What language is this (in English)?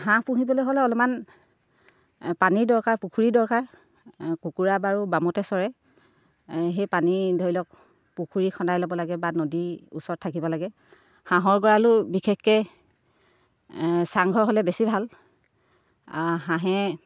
Assamese